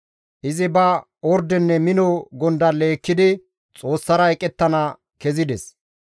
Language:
Gamo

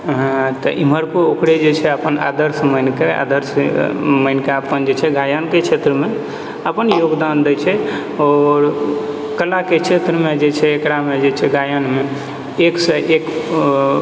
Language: Maithili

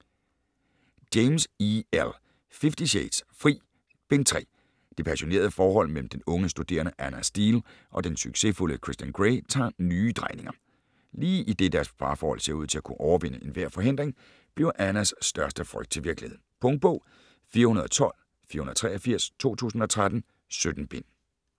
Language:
Danish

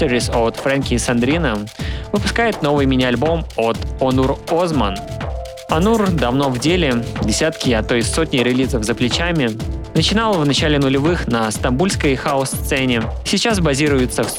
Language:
Russian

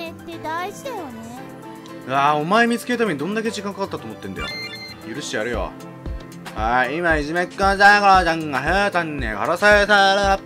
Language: Japanese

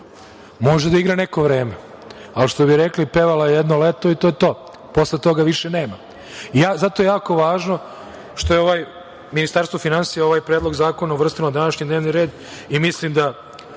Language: Serbian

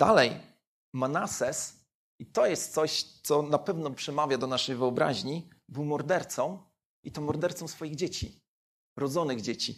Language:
Polish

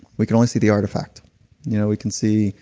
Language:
English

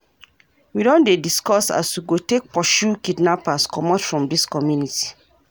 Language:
Nigerian Pidgin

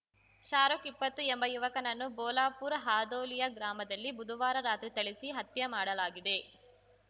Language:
Kannada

